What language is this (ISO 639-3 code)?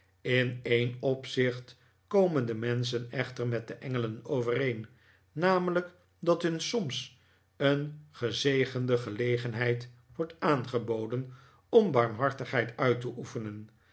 nld